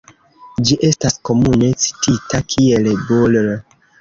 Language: Esperanto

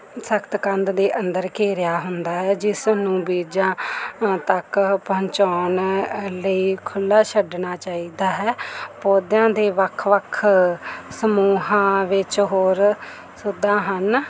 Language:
Punjabi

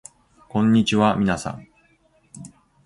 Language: Japanese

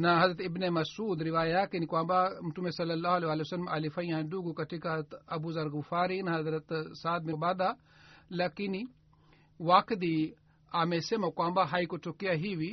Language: Swahili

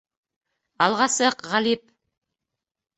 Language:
Bashkir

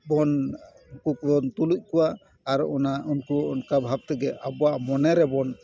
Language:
Santali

